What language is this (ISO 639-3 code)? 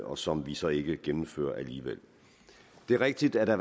dan